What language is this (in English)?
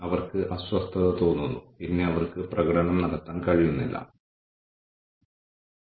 Malayalam